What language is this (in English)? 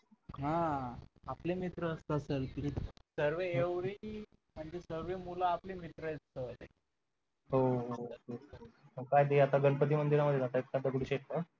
Marathi